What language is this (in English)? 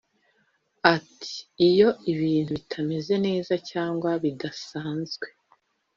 Kinyarwanda